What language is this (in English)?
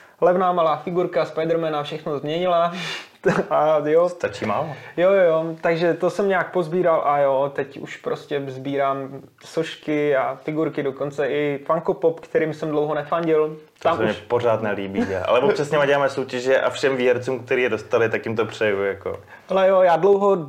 Czech